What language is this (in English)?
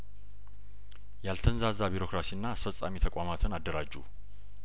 Amharic